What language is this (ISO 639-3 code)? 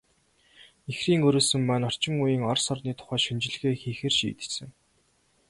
mon